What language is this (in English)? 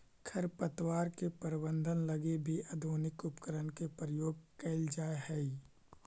Magahi